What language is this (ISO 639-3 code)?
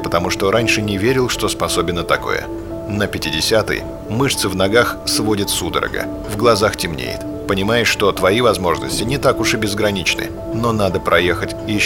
rus